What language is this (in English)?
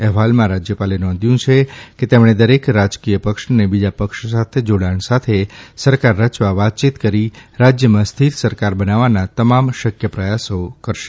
Gujarati